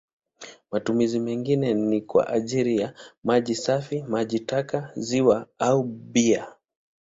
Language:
Swahili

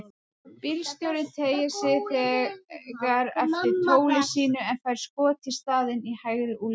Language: Icelandic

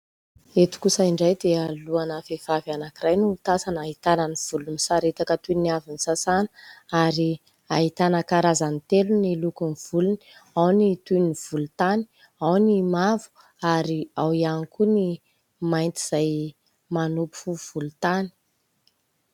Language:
Malagasy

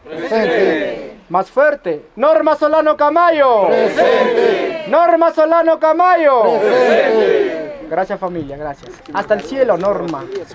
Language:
Spanish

